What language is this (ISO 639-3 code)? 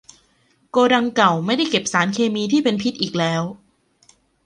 tha